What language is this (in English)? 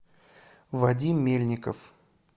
Russian